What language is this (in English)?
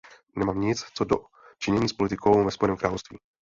Czech